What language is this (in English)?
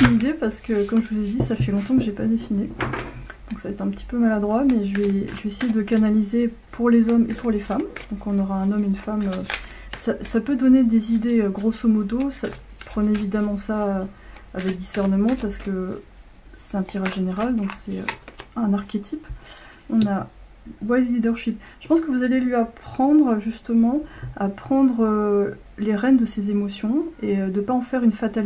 French